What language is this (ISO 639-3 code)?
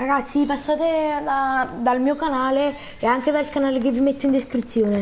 ita